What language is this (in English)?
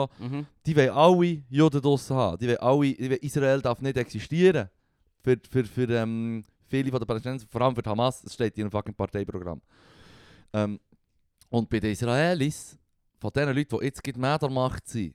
German